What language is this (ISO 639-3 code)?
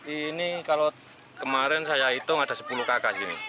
ind